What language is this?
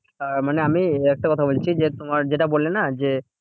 Bangla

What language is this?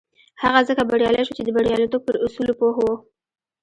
Pashto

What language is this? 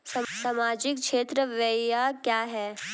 Hindi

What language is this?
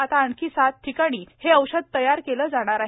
Marathi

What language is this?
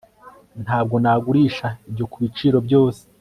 Kinyarwanda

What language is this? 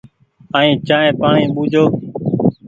Goaria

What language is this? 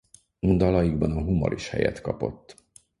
Hungarian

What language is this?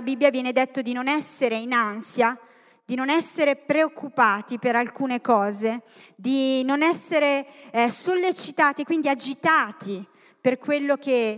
Italian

